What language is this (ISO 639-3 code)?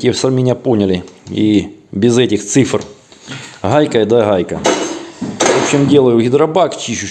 rus